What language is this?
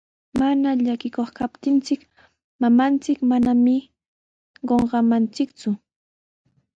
Sihuas Ancash Quechua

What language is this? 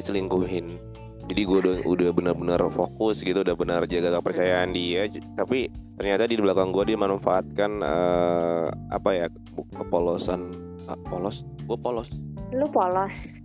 Indonesian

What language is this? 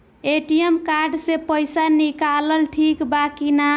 Bhojpuri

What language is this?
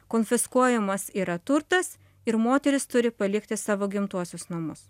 Lithuanian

